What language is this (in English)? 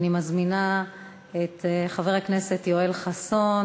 Hebrew